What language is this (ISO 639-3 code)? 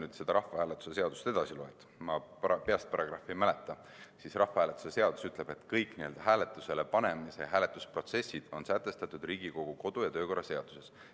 est